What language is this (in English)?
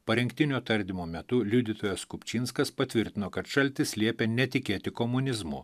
Lithuanian